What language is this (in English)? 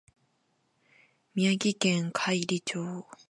Japanese